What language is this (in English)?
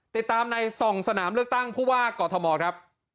Thai